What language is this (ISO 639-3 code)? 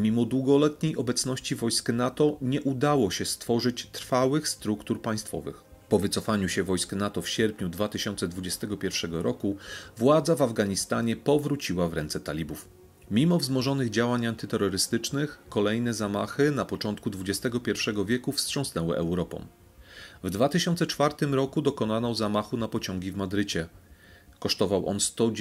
pol